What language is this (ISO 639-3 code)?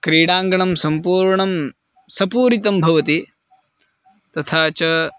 san